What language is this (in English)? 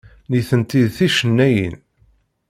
Kabyle